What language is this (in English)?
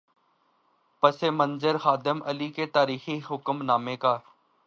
Urdu